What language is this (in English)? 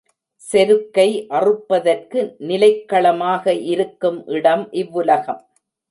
Tamil